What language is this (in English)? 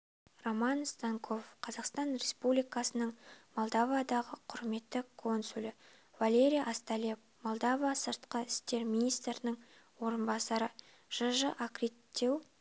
Kazakh